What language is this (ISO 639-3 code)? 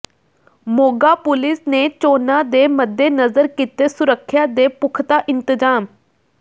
pan